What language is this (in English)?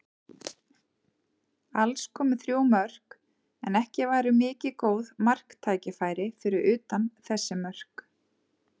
Icelandic